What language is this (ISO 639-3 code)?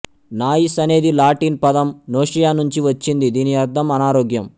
tel